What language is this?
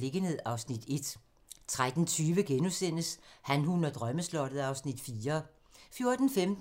Danish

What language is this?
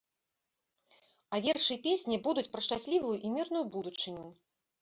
Belarusian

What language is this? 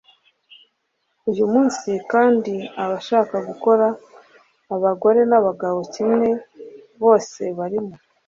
Kinyarwanda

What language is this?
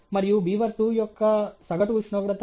Telugu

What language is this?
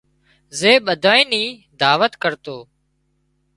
Wadiyara Koli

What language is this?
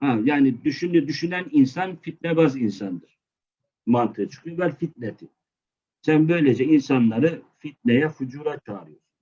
Turkish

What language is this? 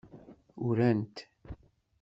Kabyle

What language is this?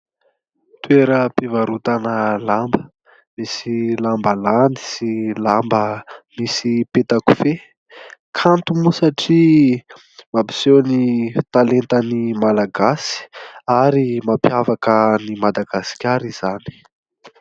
Malagasy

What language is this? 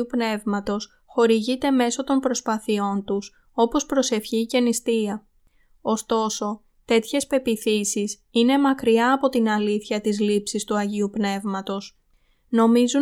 Greek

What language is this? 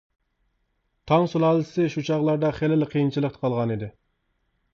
Uyghur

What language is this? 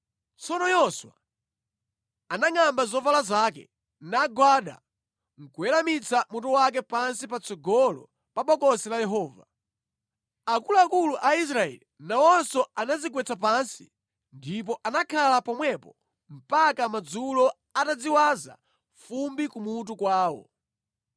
Nyanja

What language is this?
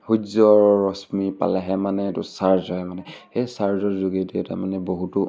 Assamese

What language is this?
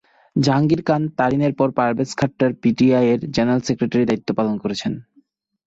Bangla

